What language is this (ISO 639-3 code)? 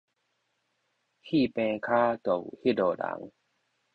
nan